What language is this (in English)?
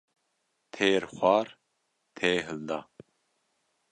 Kurdish